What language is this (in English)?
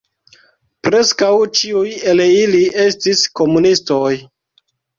Esperanto